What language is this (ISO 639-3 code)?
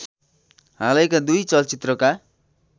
nep